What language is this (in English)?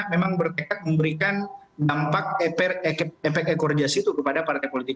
Indonesian